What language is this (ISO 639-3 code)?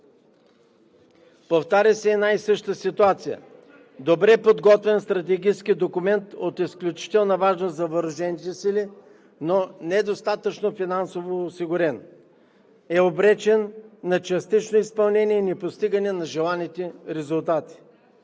bul